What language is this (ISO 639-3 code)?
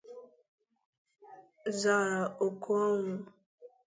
ibo